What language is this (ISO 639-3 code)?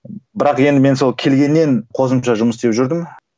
kaz